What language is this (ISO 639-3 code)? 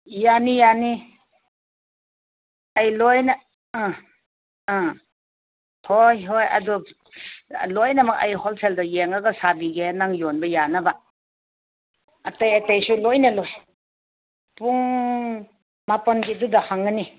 mni